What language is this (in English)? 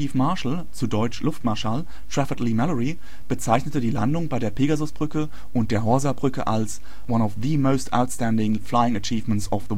German